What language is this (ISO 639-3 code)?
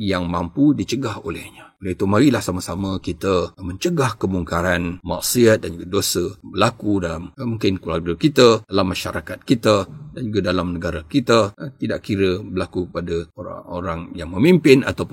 msa